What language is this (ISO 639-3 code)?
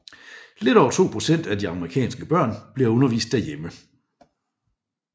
dan